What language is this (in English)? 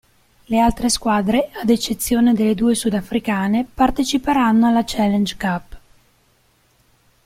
Italian